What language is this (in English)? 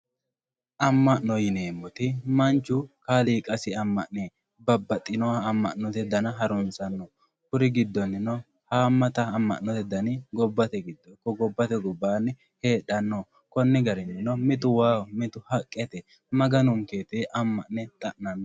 Sidamo